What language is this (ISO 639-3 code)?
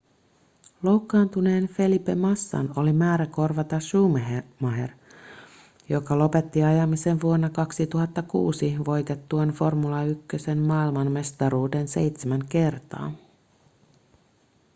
fin